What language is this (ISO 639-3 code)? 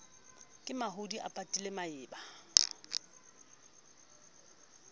sot